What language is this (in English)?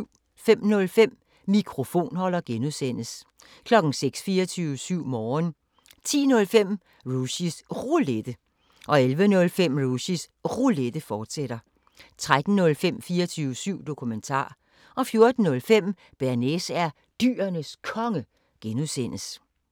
Danish